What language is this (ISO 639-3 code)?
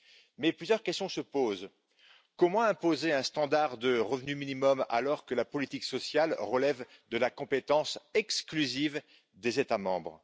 fra